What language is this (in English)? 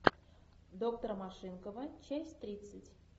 Russian